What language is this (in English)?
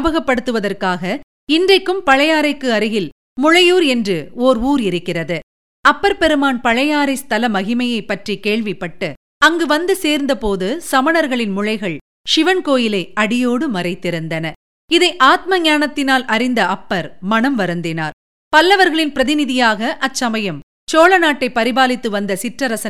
Tamil